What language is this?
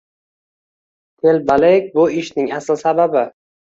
Uzbek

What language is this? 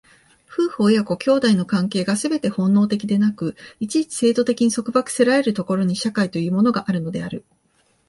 Japanese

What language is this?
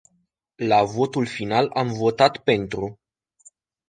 Romanian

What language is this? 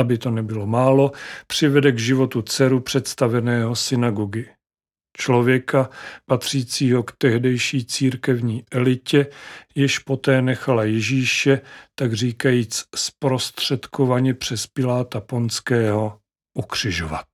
Czech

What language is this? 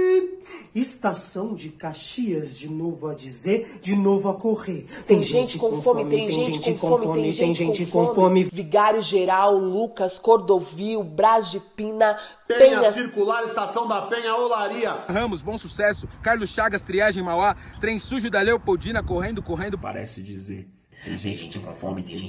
Portuguese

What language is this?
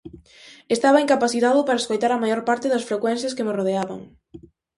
Galician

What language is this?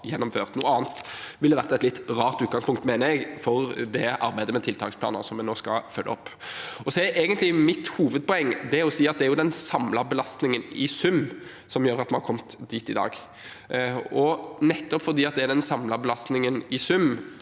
Norwegian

